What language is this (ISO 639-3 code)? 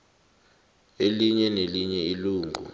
nbl